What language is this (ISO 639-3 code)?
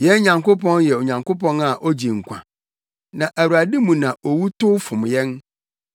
aka